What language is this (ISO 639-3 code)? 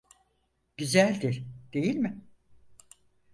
tur